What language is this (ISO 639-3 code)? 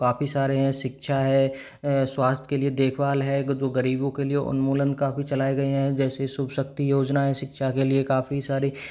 hin